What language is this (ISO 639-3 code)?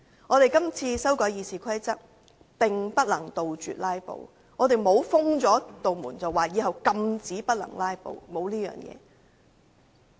yue